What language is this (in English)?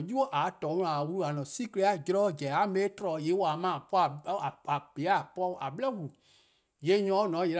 Eastern Krahn